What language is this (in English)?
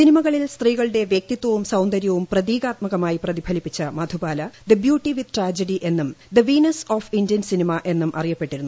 Malayalam